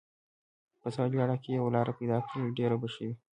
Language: Pashto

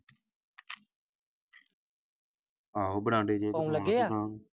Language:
Punjabi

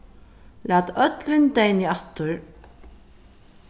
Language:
Faroese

